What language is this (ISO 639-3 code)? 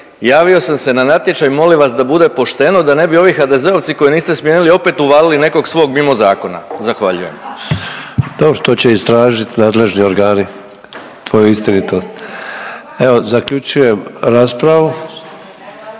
hrv